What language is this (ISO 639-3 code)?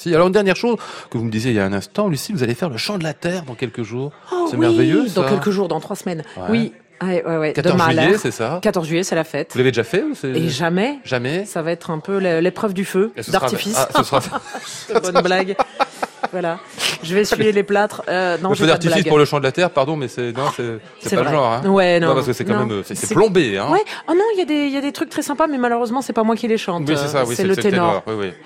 fra